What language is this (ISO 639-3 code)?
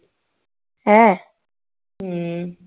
pan